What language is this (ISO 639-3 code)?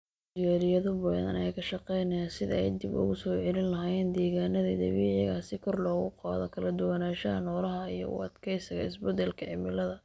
som